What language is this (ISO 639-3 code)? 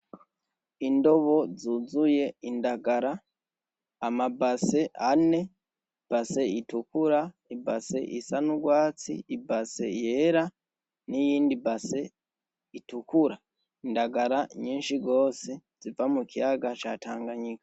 run